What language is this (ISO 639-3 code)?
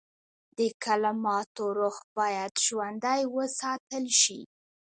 pus